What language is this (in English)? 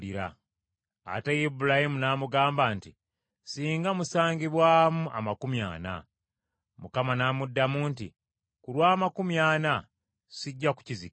Ganda